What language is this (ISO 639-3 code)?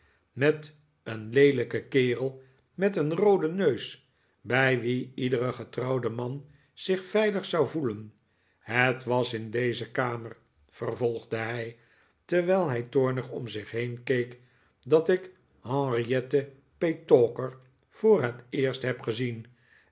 nld